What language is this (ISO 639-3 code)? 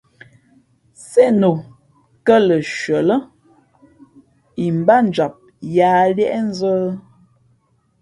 fmp